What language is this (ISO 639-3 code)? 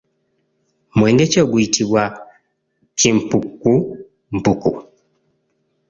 lug